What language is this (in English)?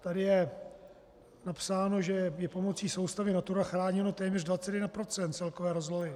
Czech